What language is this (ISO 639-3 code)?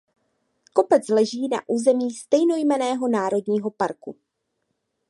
ces